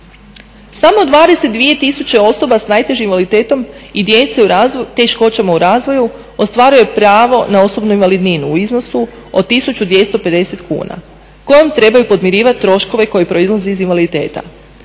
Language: Croatian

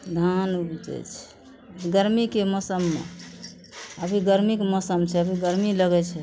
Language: Maithili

